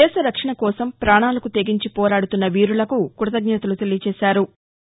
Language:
Telugu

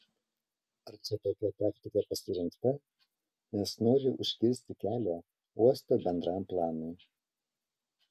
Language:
Lithuanian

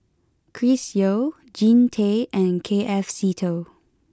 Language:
English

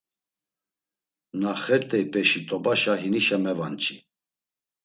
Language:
Laz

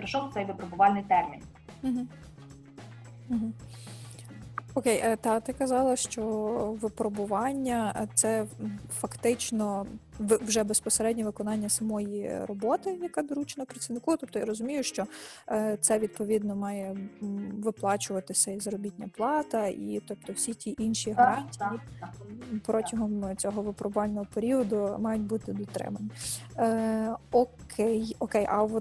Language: Ukrainian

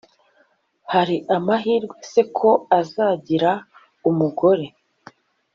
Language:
Kinyarwanda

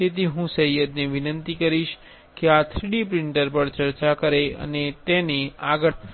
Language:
Gujarati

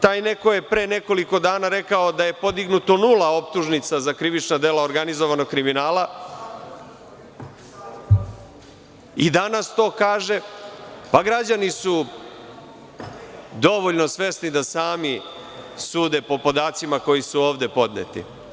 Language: Serbian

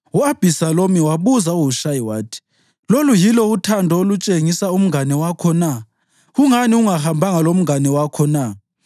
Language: North Ndebele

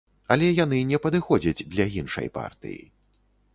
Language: Belarusian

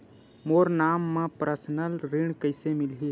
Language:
Chhattisgarhi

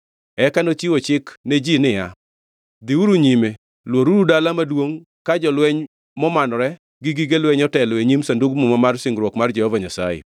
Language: Luo (Kenya and Tanzania)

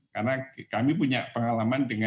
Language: Indonesian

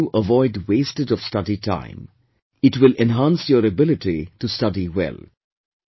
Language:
English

